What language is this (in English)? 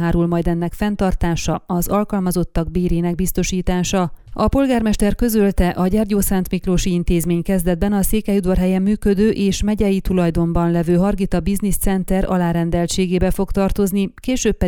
Hungarian